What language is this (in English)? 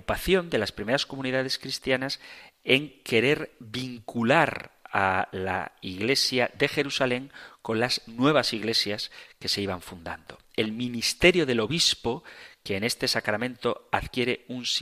Spanish